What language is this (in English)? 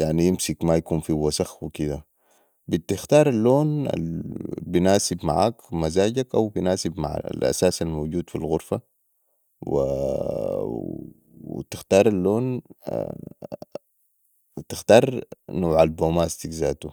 Sudanese Arabic